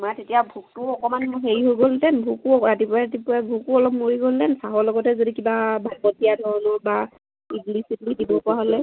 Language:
Assamese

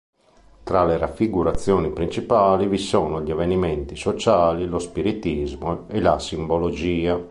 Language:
Italian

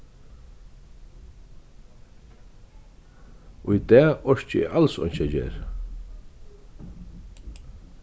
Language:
Faroese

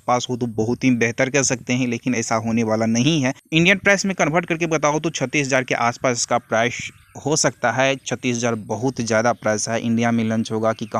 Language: Hindi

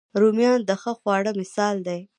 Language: Pashto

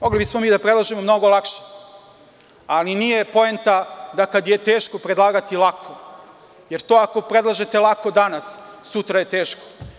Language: Serbian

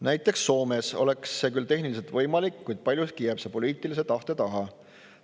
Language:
Estonian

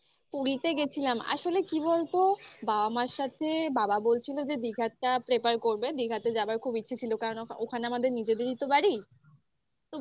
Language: Bangla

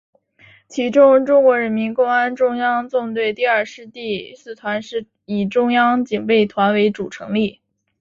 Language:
Chinese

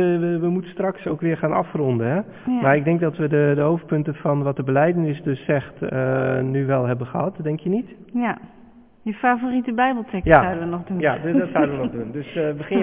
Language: Dutch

